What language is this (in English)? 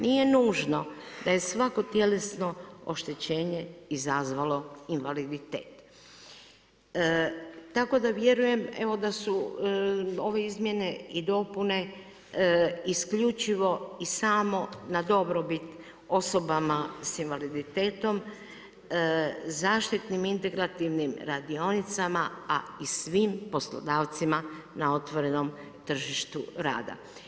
Croatian